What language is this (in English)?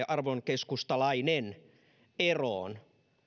Finnish